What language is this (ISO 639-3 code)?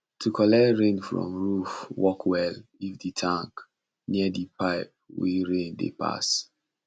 pcm